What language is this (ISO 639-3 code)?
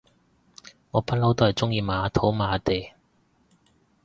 yue